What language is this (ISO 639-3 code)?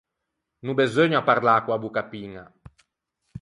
lij